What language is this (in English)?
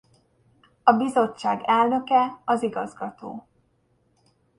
Hungarian